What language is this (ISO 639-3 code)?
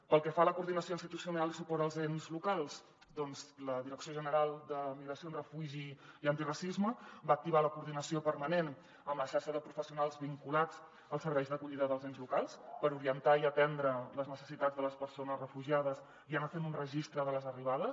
cat